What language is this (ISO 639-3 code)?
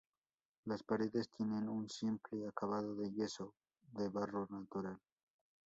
spa